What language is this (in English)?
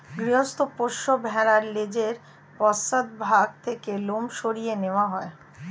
Bangla